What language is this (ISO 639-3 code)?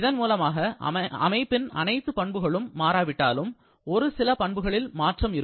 tam